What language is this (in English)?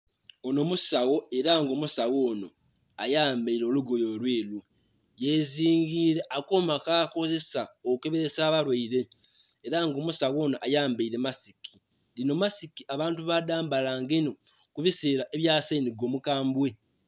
Soga